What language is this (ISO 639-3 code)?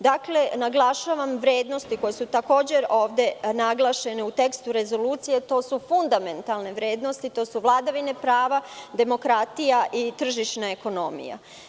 srp